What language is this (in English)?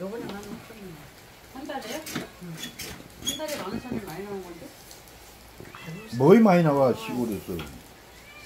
Korean